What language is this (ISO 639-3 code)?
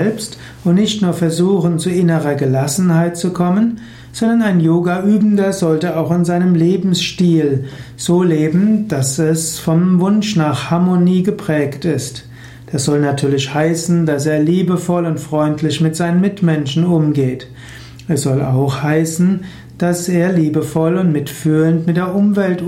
deu